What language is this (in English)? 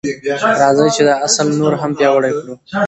Pashto